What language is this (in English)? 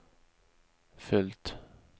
Swedish